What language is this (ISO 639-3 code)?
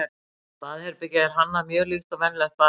isl